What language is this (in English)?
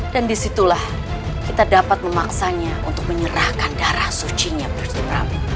Indonesian